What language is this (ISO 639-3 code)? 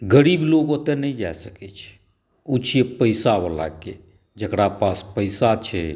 mai